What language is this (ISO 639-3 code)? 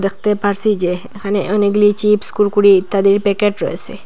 ben